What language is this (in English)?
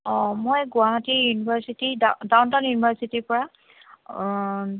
Assamese